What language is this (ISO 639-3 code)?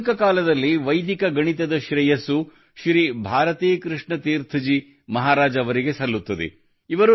kan